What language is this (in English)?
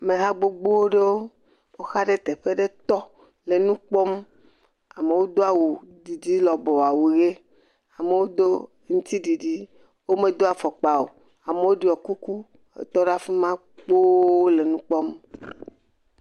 Ewe